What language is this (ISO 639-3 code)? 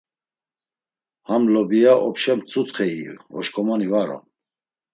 lzz